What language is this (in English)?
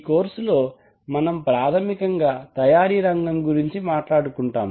Telugu